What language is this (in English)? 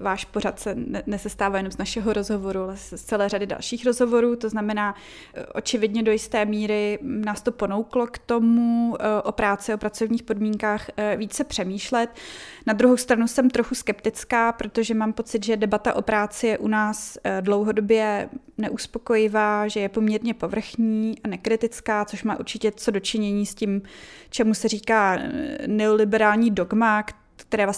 Czech